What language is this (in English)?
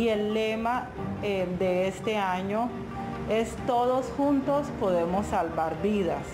Spanish